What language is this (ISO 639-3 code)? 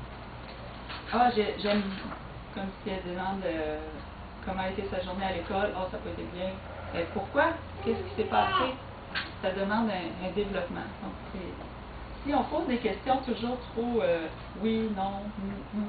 fra